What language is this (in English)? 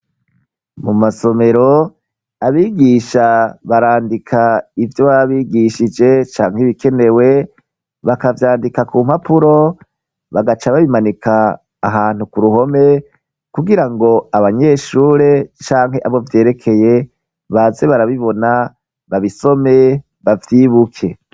Rundi